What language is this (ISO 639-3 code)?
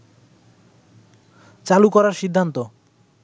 ben